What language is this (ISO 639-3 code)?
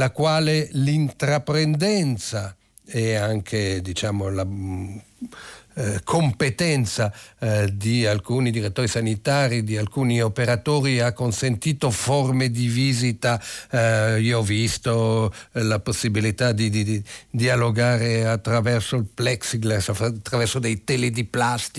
ita